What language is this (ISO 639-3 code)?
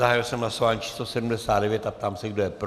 ces